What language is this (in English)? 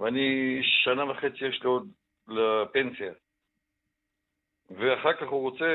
Hebrew